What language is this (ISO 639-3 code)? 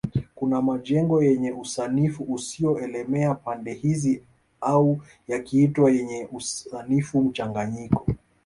swa